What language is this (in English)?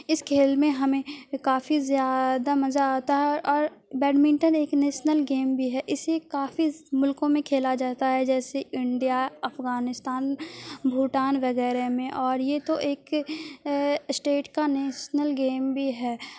Urdu